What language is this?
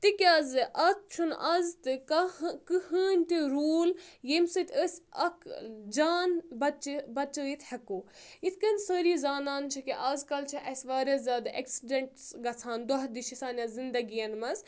Kashmiri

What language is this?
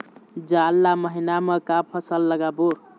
Chhattisgarhi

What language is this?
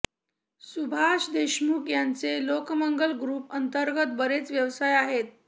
Marathi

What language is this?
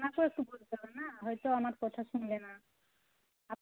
Bangla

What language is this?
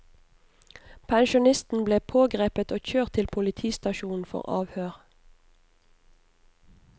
Norwegian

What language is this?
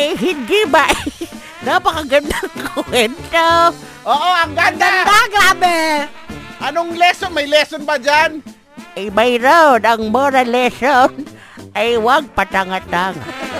Filipino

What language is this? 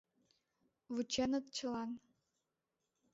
Mari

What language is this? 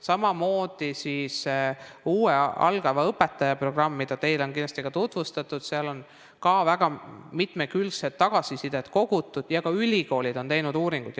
Estonian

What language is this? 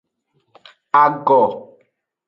Aja (Benin)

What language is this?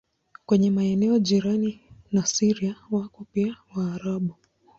Swahili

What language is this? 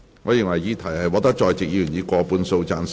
Cantonese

